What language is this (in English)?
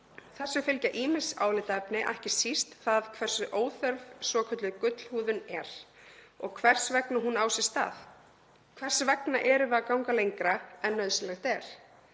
Icelandic